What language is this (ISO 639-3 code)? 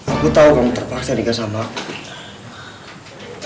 ind